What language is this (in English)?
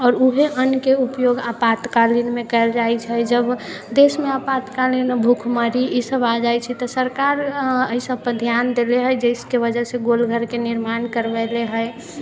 Maithili